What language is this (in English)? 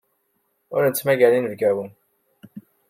Kabyle